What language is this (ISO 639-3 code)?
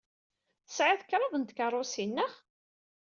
kab